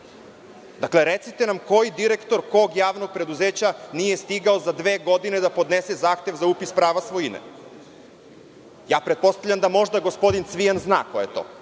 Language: Serbian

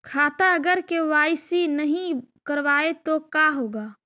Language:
Magahi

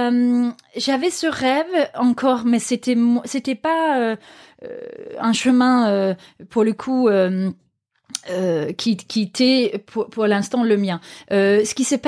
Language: French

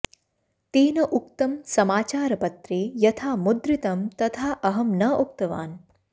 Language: Sanskrit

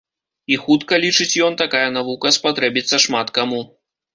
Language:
Belarusian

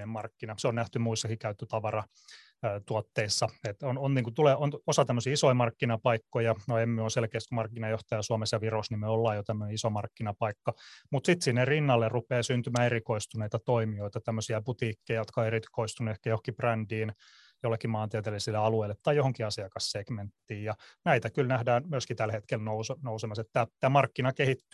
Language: Finnish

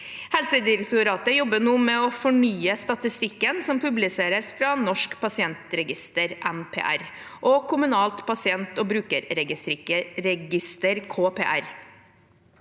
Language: Norwegian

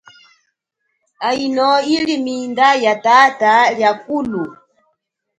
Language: Chokwe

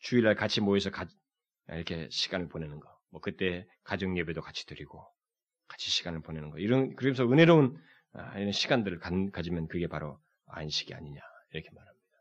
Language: Korean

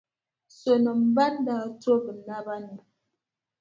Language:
Dagbani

